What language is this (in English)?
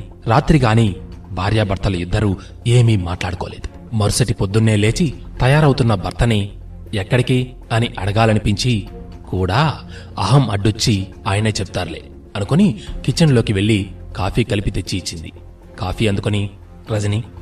Telugu